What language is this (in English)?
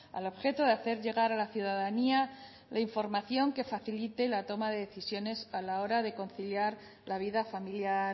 Spanish